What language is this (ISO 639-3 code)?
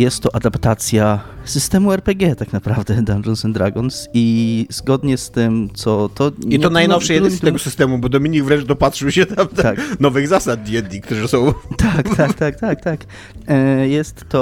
pol